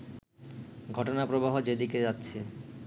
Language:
Bangla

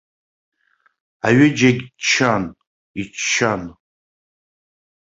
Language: Abkhazian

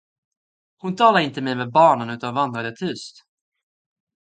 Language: Swedish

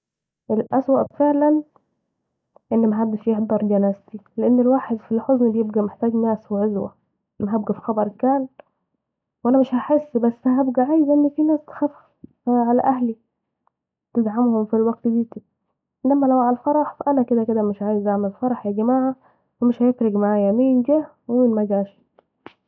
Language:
Saidi Arabic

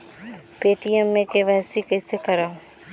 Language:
Chhattisgarhi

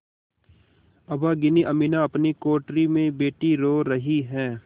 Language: Hindi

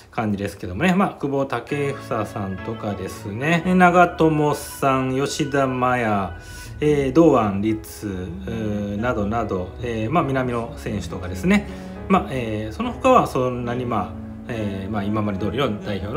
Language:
Japanese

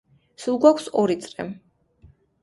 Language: Georgian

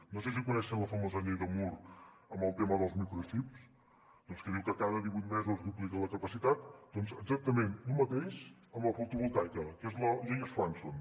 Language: Catalan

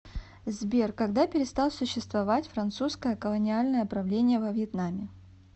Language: Russian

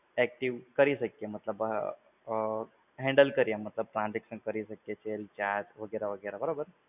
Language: Gujarati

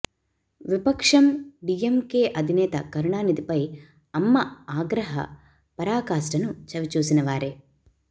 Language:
Telugu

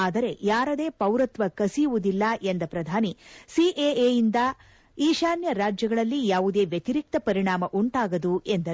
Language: Kannada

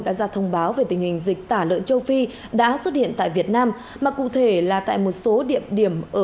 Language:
Vietnamese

